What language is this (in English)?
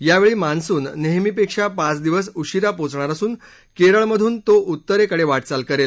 Marathi